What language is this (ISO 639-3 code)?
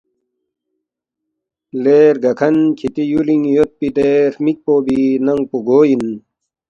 bft